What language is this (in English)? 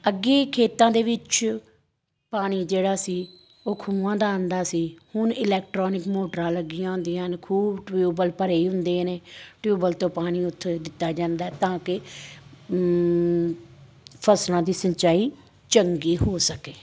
Punjabi